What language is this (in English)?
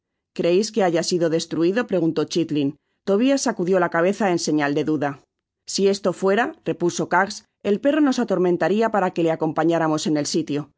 Spanish